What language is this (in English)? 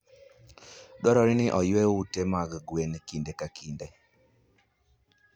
Luo (Kenya and Tanzania)